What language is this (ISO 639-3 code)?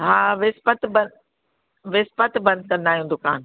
snd